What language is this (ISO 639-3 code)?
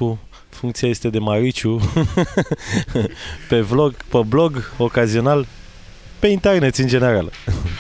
ron